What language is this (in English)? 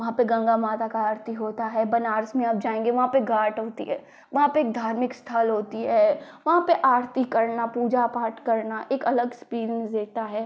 Hindi